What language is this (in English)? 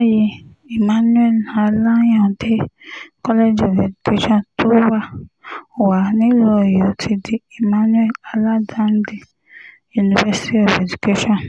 Yoruba